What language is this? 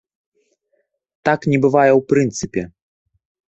Belarusian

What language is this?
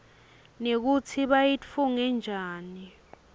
Swati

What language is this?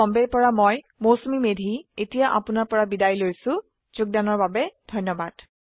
Assamese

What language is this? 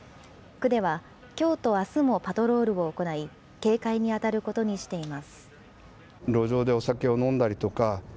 Japanese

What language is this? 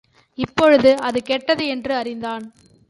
Tamil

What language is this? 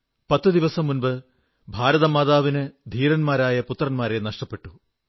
Malayalam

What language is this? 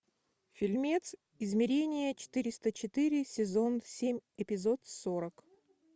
Russian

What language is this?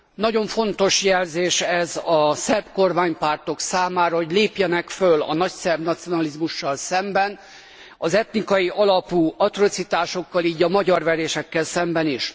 Hungarian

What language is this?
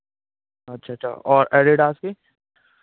Hindi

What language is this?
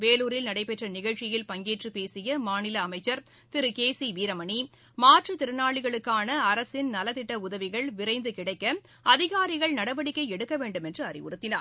Tamil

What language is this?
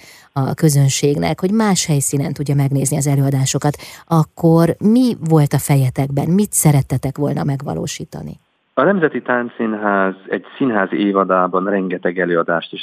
Hungarian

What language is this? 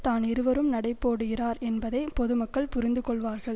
Tamil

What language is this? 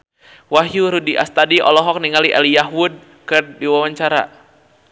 Sundanese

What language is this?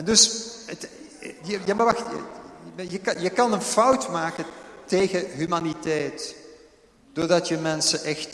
Dutch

